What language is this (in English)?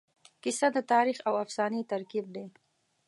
Pashto